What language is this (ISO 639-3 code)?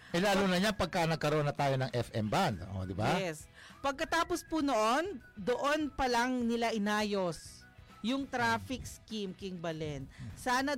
fil